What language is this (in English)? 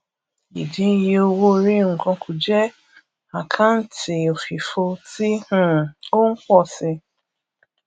Yoruba